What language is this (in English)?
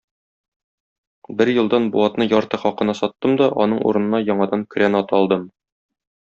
Tatar